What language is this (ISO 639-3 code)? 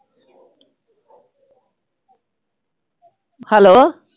pan